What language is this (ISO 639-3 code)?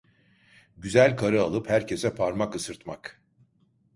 tur